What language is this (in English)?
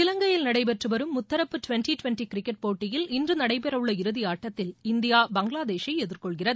Tamil